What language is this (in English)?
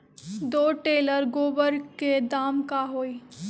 Magahi